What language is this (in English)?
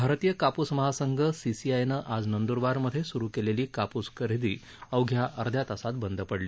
Marathi